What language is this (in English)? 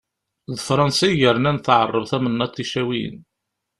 Kabyle